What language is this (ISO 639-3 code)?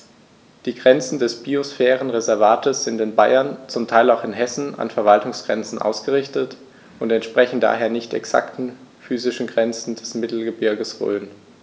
deu